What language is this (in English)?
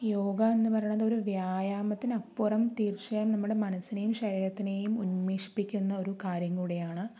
Malayalam